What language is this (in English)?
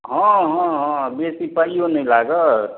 Maithili